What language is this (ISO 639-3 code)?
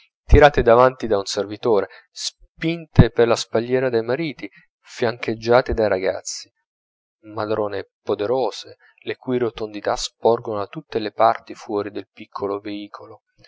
ita